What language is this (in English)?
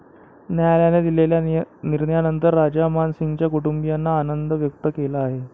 Marathi